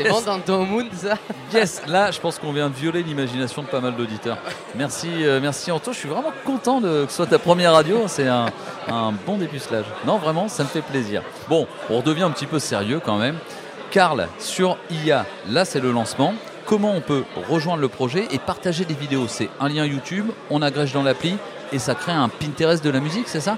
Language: French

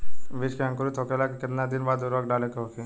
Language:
Bhojpuri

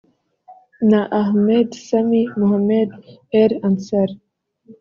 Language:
Kinyarwanda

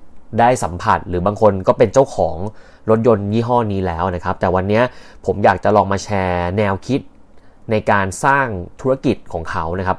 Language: Thai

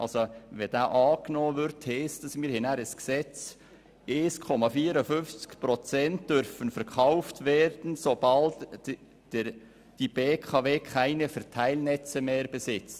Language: Swiss German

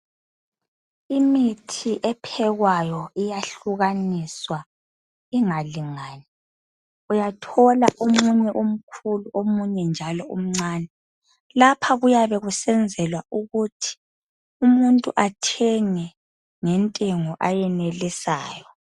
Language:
North Ndebele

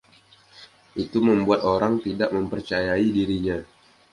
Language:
Indonesian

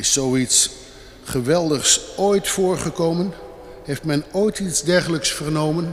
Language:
Dutch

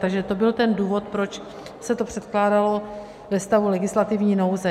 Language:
Czech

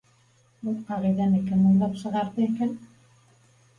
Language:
Bashkir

